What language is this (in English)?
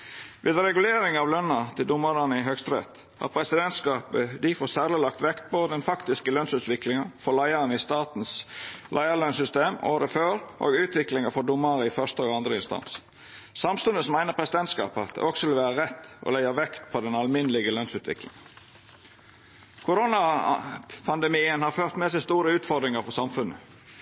Norwegian Nynorsk